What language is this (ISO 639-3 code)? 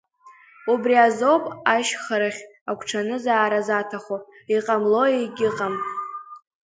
abk